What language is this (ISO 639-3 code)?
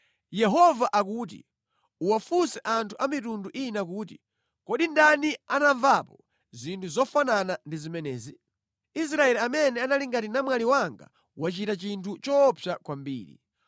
nya